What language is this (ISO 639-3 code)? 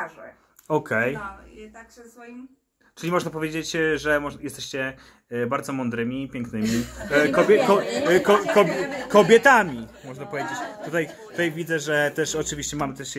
pol